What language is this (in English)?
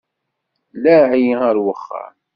Kabyle